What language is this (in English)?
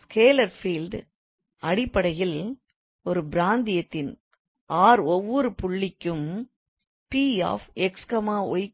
Tamil